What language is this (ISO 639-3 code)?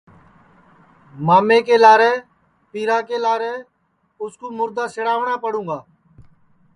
ssi